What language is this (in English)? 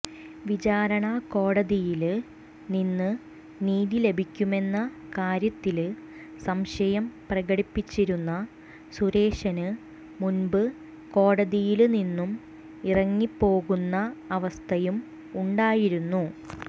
Malayalam